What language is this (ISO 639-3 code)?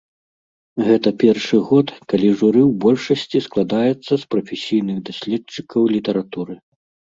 bel